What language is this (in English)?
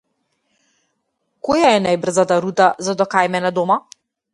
Macedonian